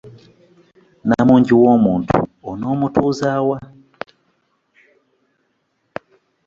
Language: Ganda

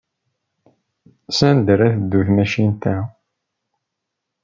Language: Kabyle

